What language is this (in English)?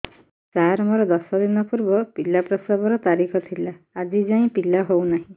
Odia